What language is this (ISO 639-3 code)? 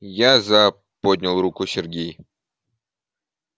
rus